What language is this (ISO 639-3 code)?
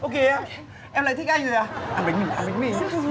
vie